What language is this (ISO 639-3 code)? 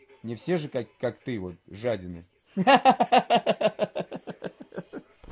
rus